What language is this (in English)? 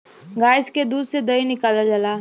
Bhojpuri